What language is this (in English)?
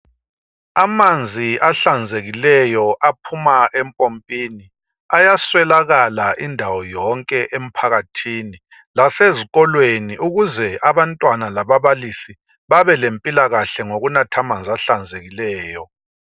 North Ndebele